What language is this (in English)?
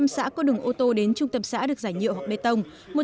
Vietnamese